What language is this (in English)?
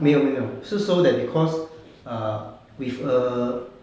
English